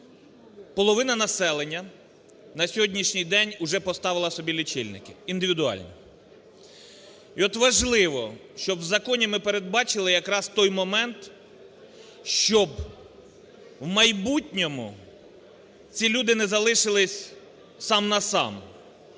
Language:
Ukrainian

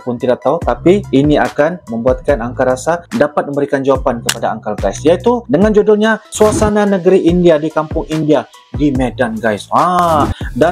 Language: Indonesian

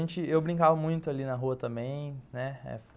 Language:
Portuguese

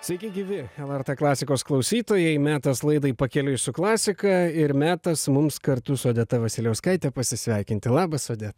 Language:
Lithuanian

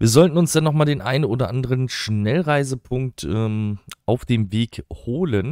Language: German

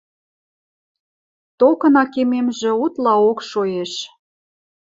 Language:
Western Mari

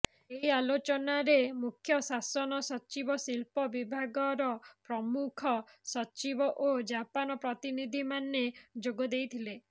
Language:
Odia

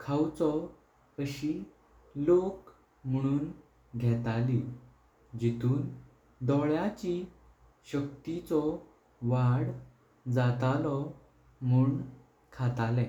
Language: Konkani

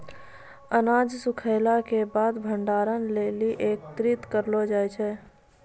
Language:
Maithili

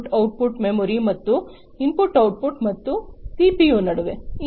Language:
Kannada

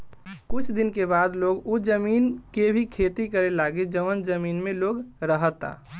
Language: Bhojpuri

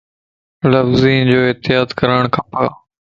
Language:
Lasi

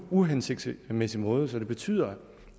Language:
Danish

